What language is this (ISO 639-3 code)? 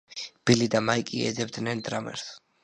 kat